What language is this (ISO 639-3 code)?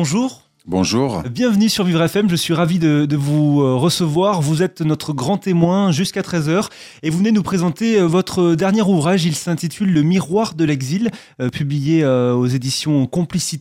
fra